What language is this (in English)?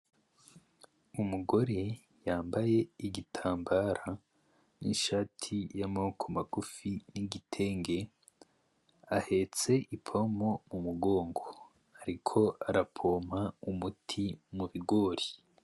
Rundi